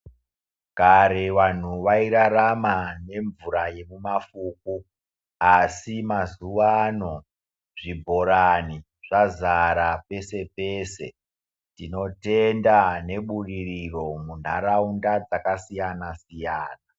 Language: Ndau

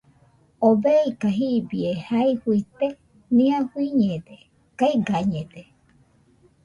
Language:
Nüpode Huitoto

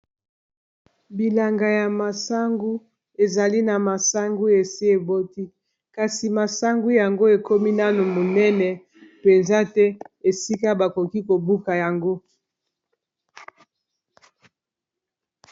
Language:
Lingala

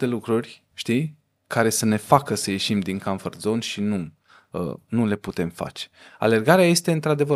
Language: Romanian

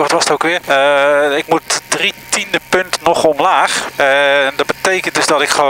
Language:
Dutch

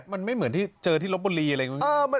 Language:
Thai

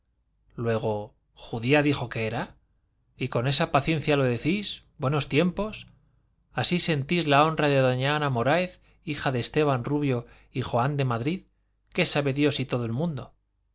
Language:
Spanish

